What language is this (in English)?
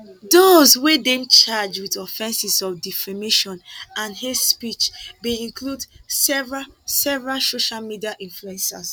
Nigerian Pidgin